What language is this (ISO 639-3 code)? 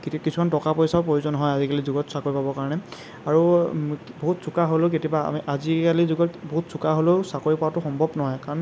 asm